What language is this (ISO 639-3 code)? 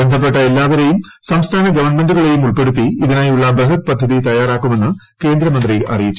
mal